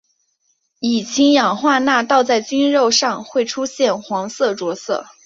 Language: Chinese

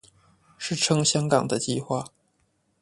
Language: Chinese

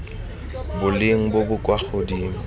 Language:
Tswana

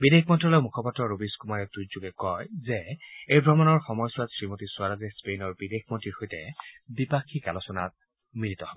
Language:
Assamese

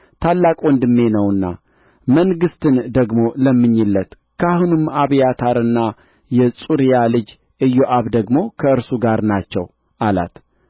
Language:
Amharic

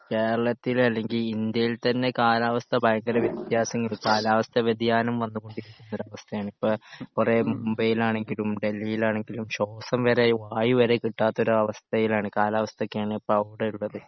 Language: Malayalam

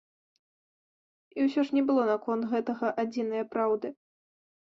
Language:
Belarusian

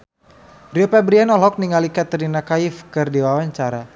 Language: Sundanese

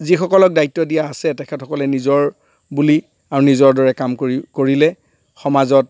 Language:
Assamese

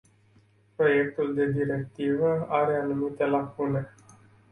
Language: Romanian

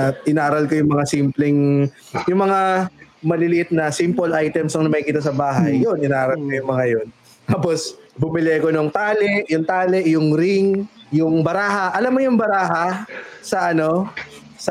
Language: Filipino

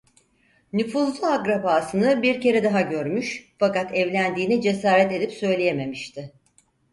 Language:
Turkish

